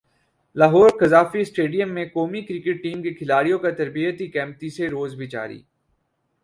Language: Urdu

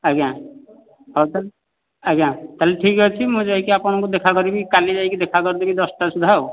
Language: Odia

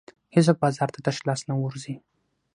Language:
Pashto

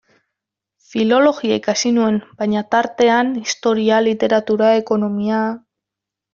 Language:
Basque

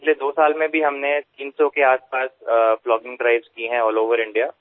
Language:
Bangla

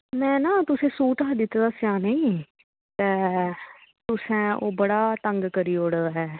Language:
Dogri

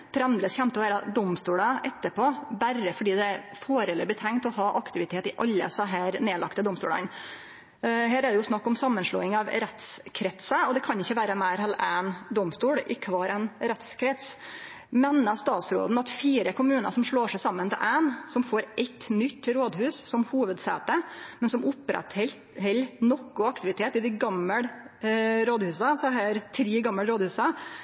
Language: Norwegian Nynorsk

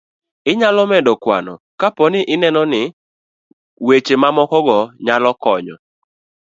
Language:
Luo (Kenya and Tanzania)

